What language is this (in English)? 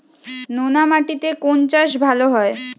Bangla